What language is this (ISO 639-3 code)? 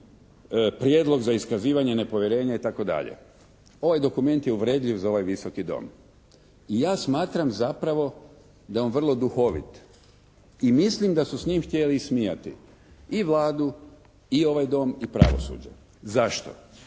hrv